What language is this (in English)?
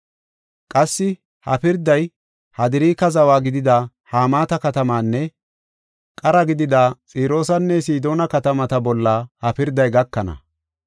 Gofa